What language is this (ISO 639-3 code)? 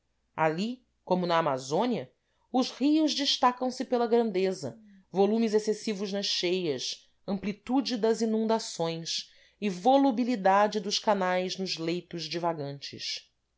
por